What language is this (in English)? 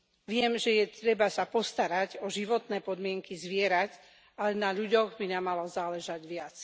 Slovak